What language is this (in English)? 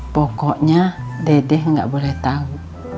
Indonesian